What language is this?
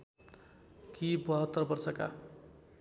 Nepali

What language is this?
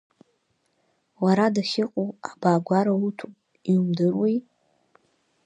Abkhazian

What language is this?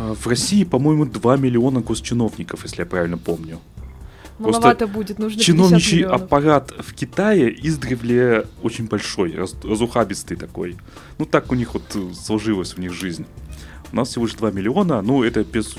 Russian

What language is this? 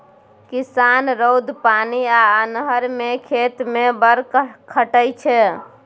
Maithili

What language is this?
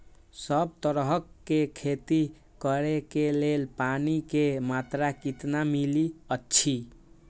Maithili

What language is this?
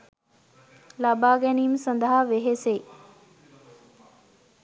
Sinhala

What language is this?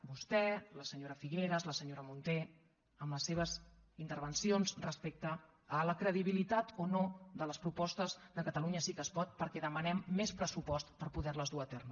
Catalan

